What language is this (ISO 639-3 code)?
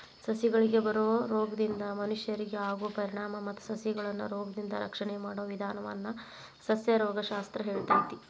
kan